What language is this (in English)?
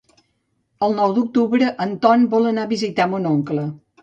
Catalan